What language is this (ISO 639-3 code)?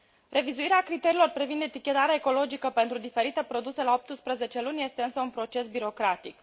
ron